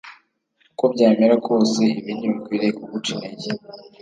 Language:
Kinyarwanda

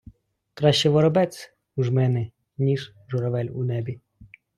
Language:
Ukrainian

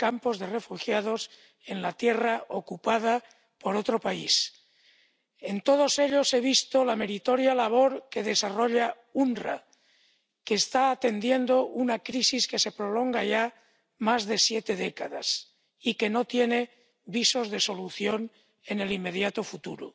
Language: Spanish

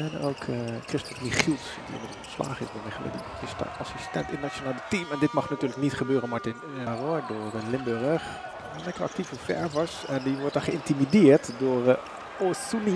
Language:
Dutch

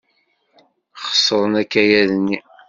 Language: Kabyle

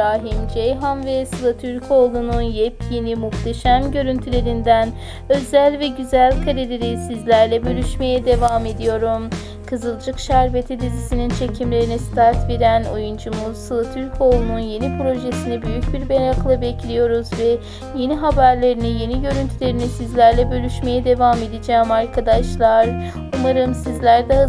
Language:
Turkish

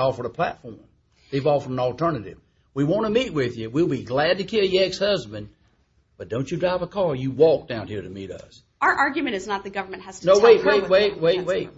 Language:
English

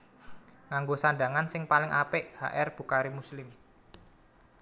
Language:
Javanese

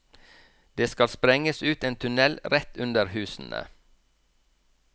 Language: Norwegian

